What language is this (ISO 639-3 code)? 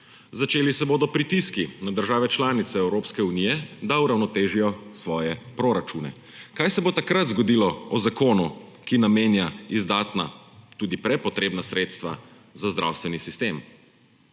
slv